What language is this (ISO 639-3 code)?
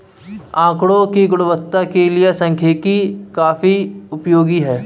hin